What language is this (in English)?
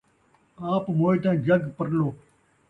Saraiki